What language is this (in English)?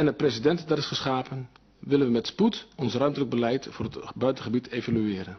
Dutch